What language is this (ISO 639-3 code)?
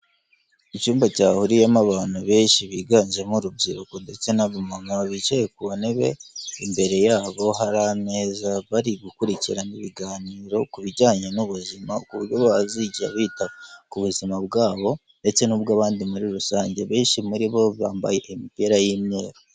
kin